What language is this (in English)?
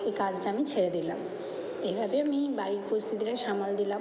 Bangla